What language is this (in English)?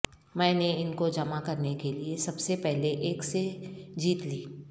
Urdu